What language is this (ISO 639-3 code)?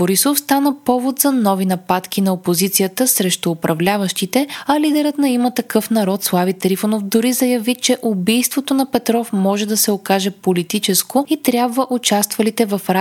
bul